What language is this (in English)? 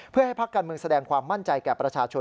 Thai